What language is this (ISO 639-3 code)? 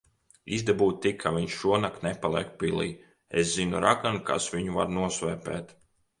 lav